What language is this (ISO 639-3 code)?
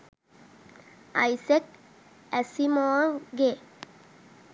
sin